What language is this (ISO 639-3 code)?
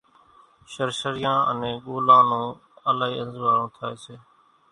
gjk